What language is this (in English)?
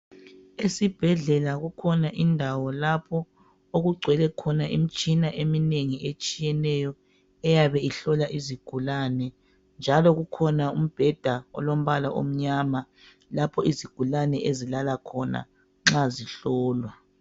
North Ndebele